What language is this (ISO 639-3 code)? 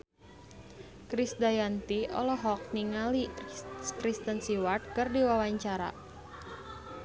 sun